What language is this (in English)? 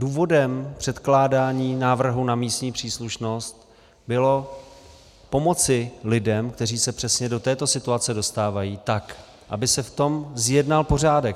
Czech